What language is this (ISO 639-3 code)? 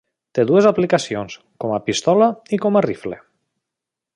cat